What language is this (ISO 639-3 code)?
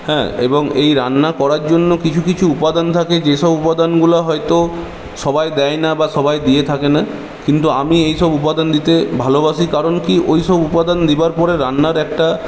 ben